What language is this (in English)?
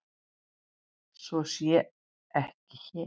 Icelandic